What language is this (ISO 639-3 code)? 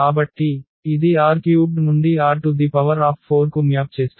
tel